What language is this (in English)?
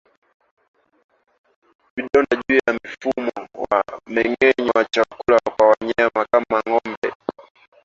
Swahili